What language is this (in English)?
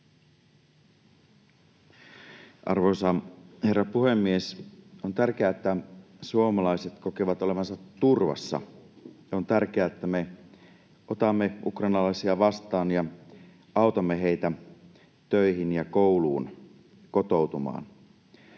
Finnish